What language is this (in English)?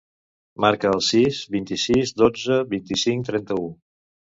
Catalan